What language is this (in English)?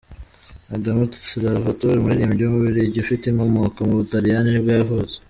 Kinyarwanda